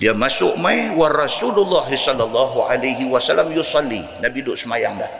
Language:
Malay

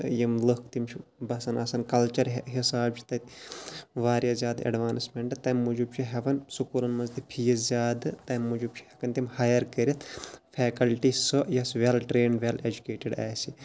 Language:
Kashmiri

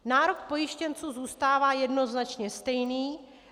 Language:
Czech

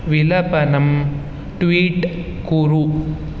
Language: Sanskrit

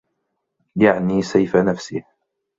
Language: Arabic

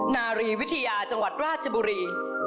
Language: Thai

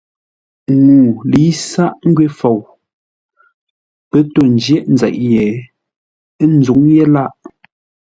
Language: Ngombale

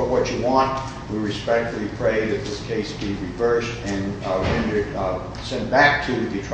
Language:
English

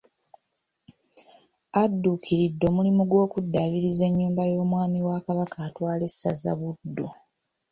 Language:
Ganda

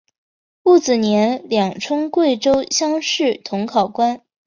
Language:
Chinese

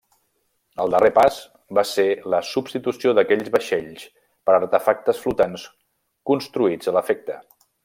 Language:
Catalan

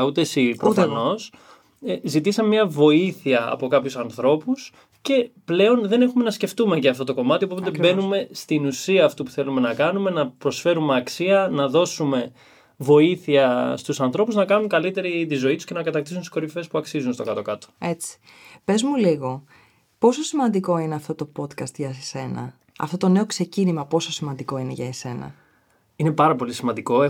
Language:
Greek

